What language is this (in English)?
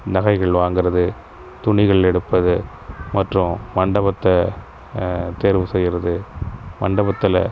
Tamil